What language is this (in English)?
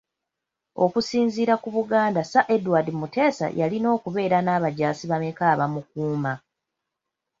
Ganda